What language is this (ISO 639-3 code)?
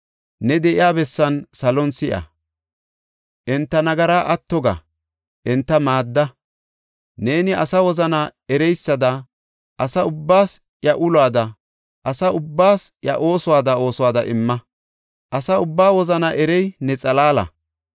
gof